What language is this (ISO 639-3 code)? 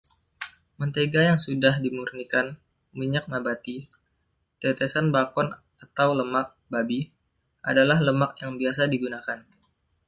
ind